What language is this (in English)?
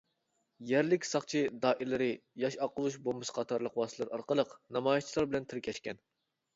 Uyghur